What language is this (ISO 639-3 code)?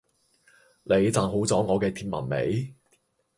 yue